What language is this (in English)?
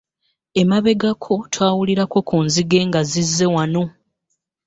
Ganda